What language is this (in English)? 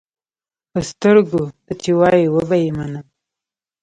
Pashto